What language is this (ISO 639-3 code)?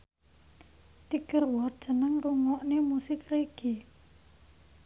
jav